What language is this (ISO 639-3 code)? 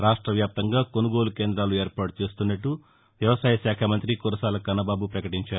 tel